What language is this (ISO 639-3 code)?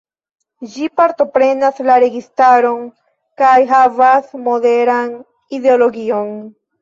epo